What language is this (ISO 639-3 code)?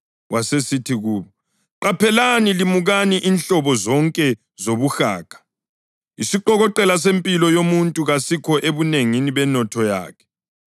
nde